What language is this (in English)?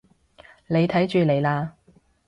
Cantonese